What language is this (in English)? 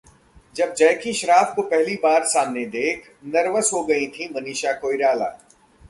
Hindi